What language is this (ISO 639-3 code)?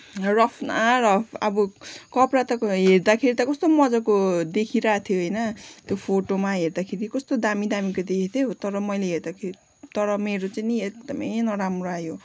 nep